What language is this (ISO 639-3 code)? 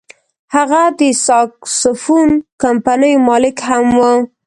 pus